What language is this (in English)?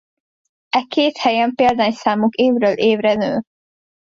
Hungarian